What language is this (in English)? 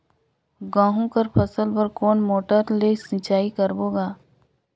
Chhattisgarhi